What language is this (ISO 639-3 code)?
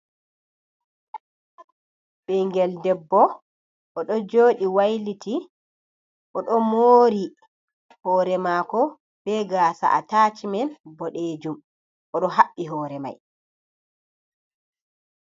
ful